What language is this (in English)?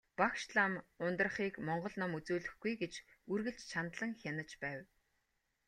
Mongolian